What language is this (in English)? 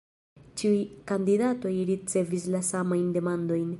Esperanto